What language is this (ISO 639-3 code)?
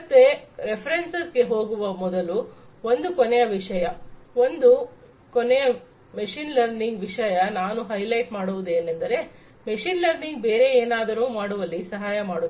kan